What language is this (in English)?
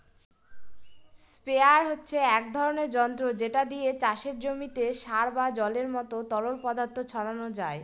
Bangla